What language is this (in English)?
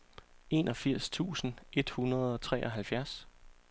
Danish